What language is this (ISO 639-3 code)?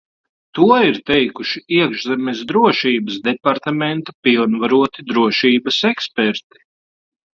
lav